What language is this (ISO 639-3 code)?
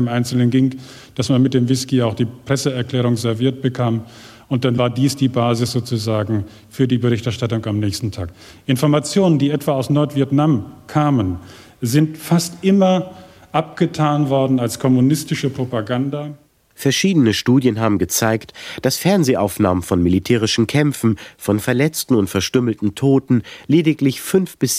deu